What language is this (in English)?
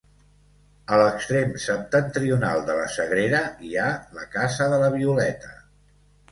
Catalan